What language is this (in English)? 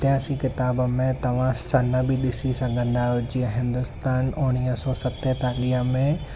Sindhi